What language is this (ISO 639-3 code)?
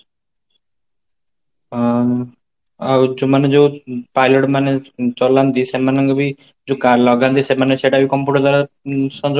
ori